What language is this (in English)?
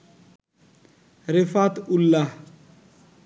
Bangla